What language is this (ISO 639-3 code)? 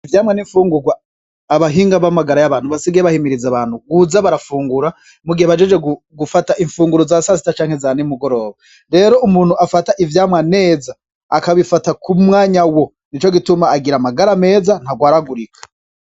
run